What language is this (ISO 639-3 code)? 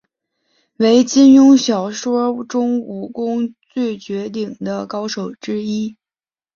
zho